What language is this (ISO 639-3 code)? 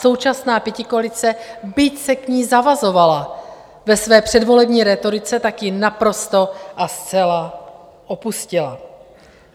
ces